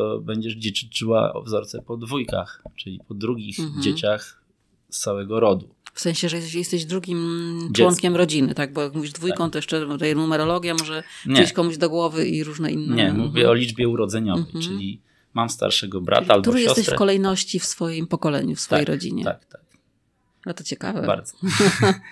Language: Polish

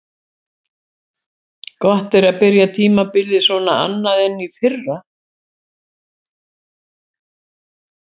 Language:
Icelandic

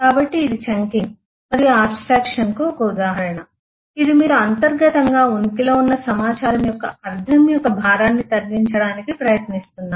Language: Telugu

